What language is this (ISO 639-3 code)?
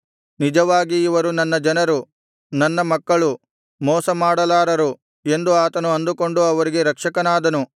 kan